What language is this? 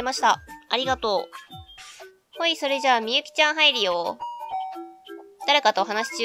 Japanese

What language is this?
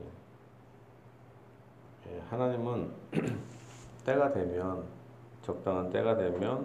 Korean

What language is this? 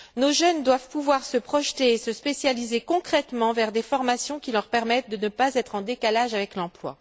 French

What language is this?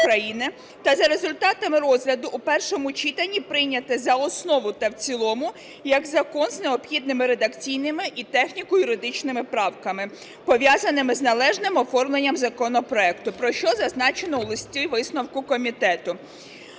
Ukrainian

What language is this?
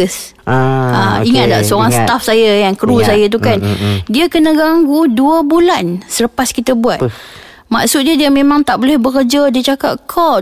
Malay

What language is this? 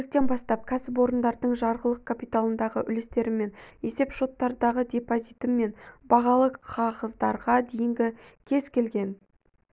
Kazakh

